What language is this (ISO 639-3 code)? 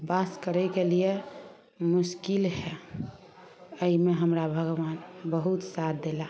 mai